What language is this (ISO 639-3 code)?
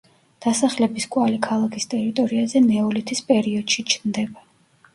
kat